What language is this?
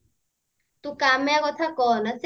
Odia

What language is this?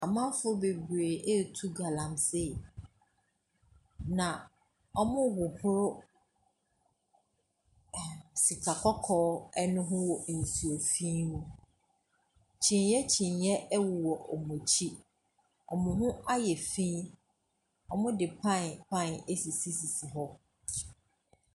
Akan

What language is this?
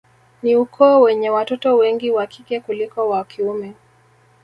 Swahili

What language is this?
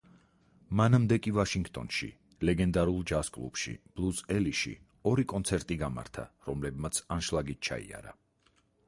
Georgian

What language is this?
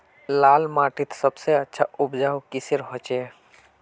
Magahi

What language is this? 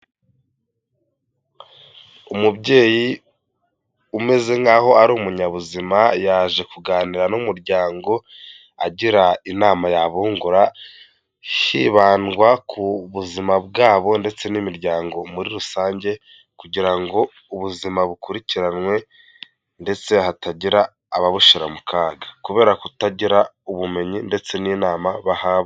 Kinyarwanda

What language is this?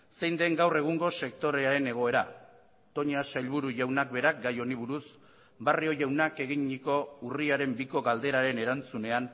Basque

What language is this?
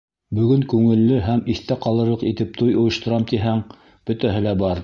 Bashkir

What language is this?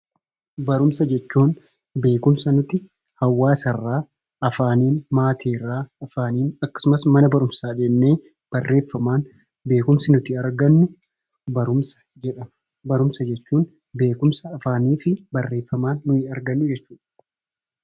Oromo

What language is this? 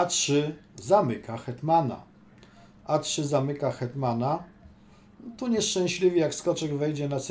Polish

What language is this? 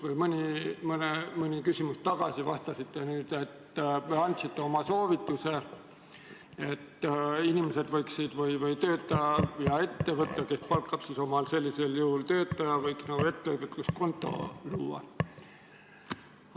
Estonian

